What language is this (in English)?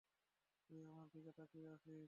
Bangla